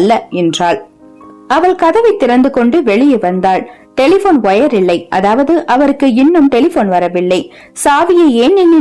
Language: Tamil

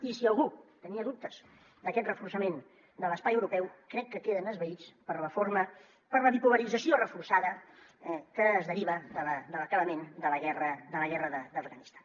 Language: Catalan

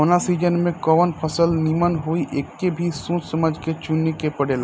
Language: Bhojpuri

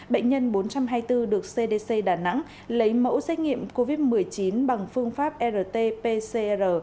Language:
Vietnamese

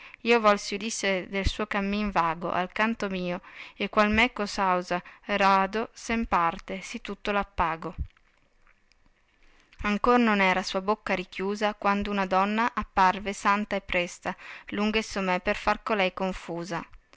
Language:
Italian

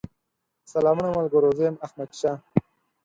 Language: Pashto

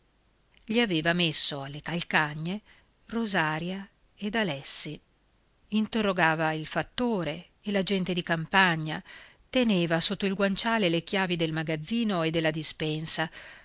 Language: Italian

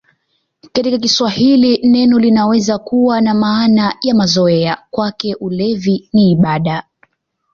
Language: Swahili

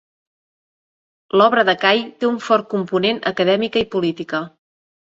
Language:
Catalan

